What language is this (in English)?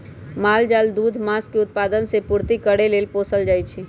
Magahi